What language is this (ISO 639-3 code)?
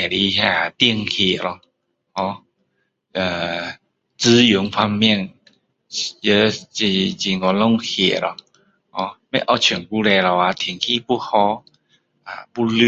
cdo